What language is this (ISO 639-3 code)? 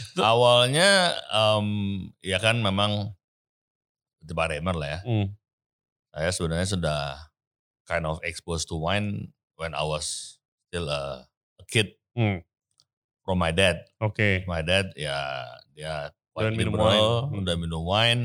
ind